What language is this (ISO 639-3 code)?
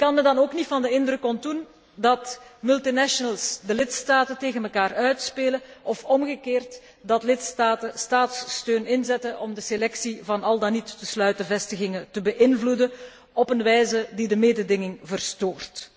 nld